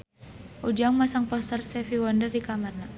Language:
Sundanese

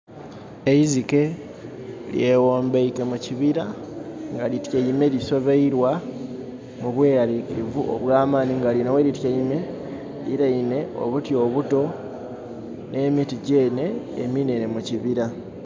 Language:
Soga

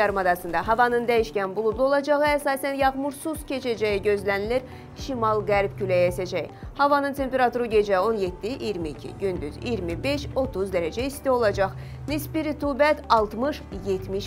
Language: Turkish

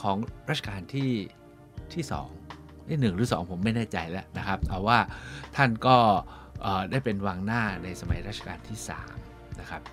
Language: Thai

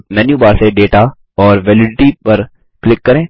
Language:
Hindi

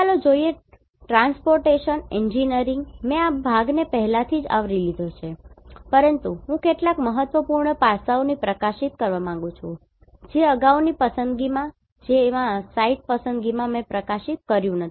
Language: Gujarati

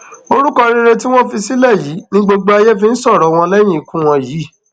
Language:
Yoruba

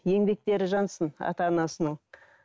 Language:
Kazakh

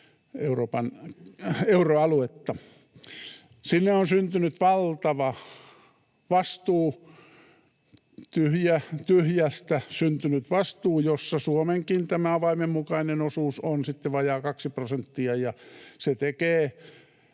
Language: Finnish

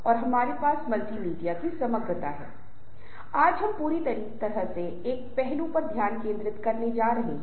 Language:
Hindi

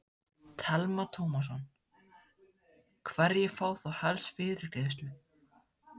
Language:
Icelandic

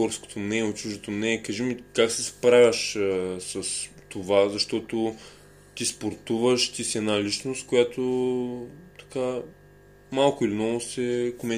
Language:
Bulgarian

